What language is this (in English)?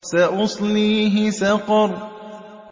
Arabic